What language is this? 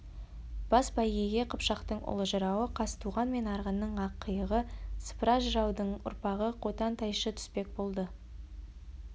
Kazakh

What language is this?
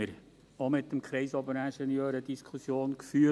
Swiss German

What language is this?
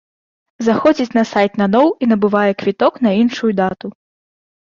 Belarusian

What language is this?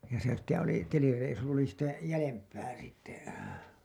Finnish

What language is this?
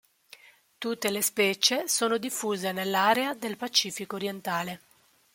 Italian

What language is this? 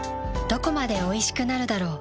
Japanese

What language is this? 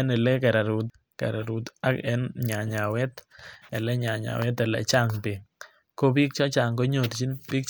Kalenjin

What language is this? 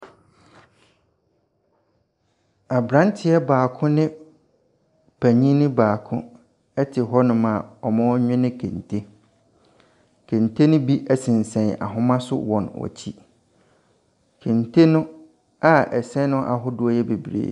Akan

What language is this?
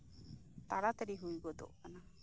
Santali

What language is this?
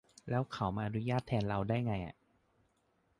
Thai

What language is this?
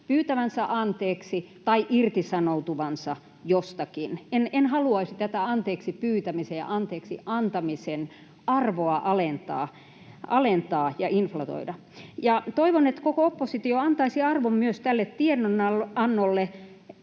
Finnish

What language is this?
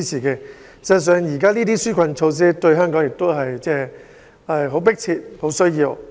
Cantonese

